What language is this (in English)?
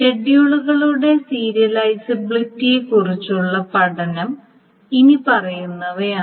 Malayalam